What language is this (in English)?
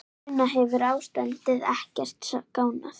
Icelandic